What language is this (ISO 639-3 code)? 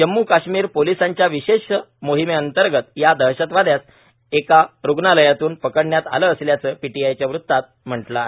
mar